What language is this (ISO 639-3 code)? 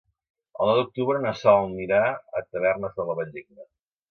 cat